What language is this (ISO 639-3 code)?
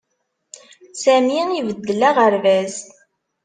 kab